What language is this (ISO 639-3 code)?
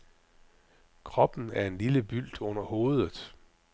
dan